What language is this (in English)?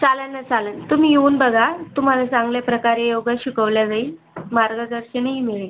Marathi